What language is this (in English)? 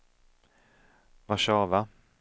Swedish